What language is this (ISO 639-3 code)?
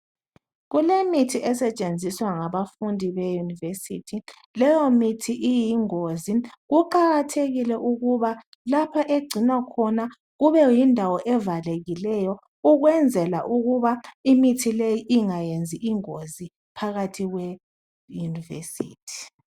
nde